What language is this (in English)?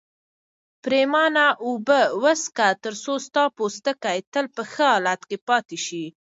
Pashto